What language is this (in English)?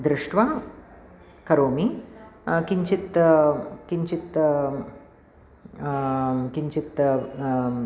Sanskrit